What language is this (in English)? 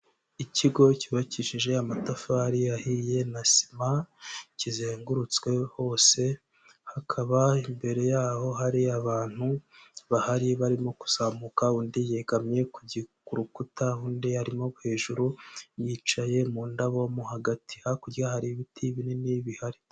Kinyarwanda